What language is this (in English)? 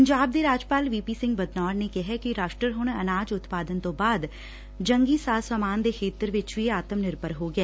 Punjabi